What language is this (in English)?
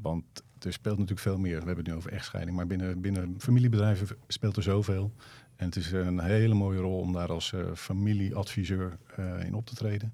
Dutch